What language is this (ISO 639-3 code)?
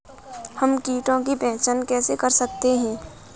hin